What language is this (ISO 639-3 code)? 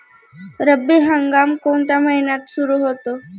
mar